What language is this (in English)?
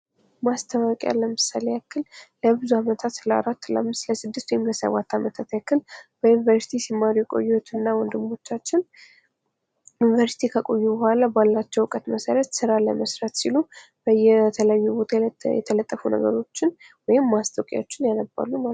Amharic